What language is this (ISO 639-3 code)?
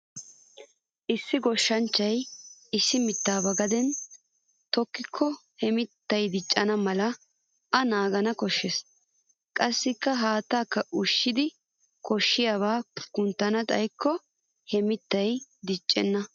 wal